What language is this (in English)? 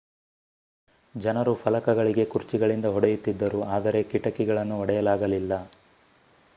Kannada